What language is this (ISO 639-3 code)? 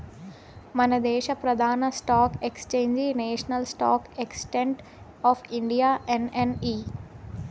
tel